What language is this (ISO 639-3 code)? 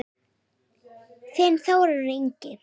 isl